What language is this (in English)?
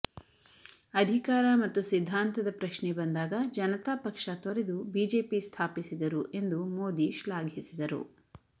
Kannada